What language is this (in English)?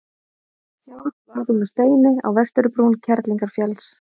Icelandic